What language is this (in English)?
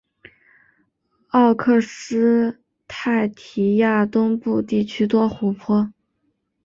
Chinese